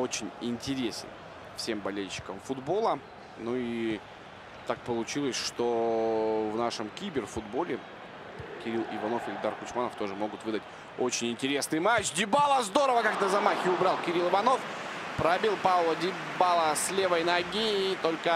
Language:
Russian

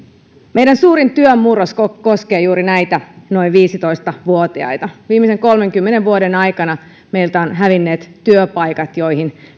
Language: Finnish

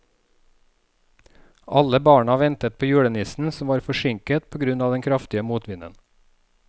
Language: Norwegian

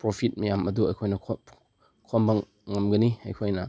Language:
Manipuri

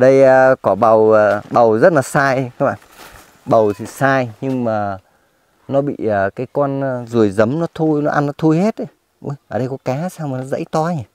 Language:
Vietnamese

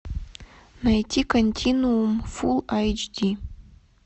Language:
Russian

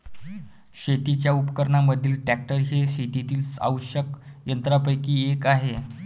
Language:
Marathi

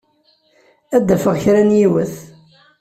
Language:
Kabyle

